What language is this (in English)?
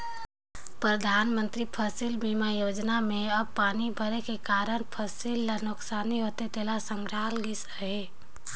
Chhattisgarhi